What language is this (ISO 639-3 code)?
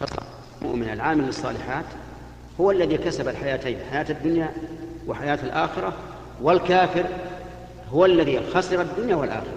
ara